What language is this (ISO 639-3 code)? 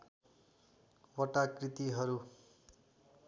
nep